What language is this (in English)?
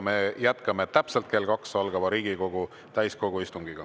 Estonian